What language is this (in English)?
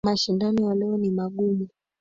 Swahili